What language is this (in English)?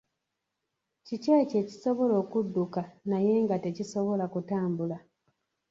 Ganda